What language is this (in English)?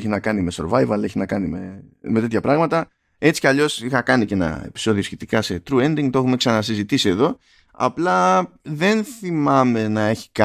Greek